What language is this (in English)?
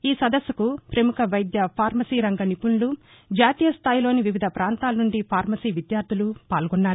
Telugu